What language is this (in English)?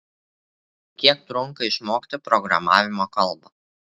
Lithuanian